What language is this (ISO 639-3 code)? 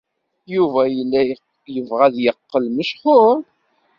kab